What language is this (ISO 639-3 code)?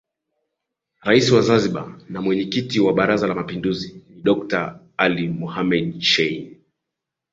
swa